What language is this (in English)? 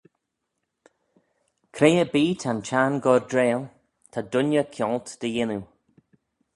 Manx